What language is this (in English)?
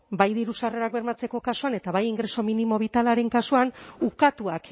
Basque